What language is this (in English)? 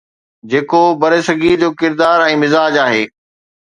Sindhi